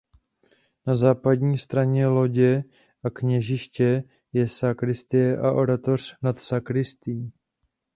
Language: Czech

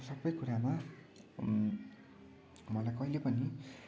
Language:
Nepali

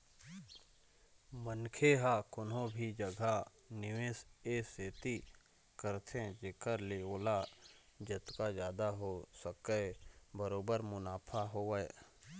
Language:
Chhattisgarhi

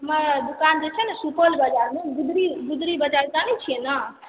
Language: Maithili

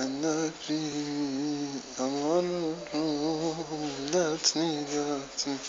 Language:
Turkish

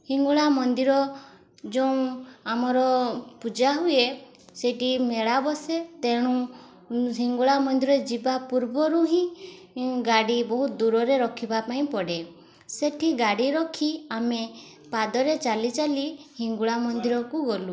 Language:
Odia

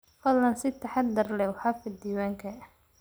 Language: Somali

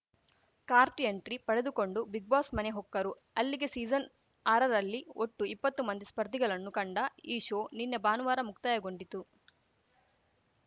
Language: Kannada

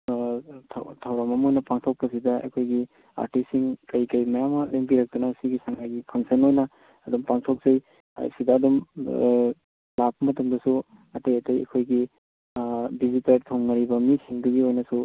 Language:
Manipuri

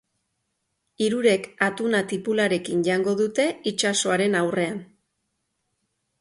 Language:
Basque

